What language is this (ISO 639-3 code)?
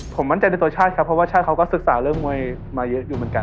tha